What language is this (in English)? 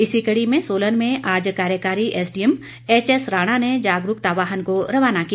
Hindi